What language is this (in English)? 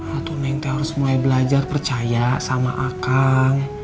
Indonesian